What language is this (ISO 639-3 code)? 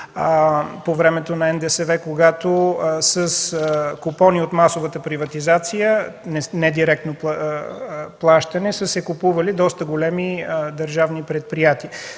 bul